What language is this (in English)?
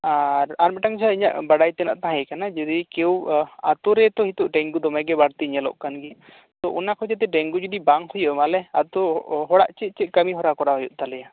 Santali